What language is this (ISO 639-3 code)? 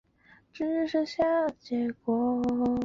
zho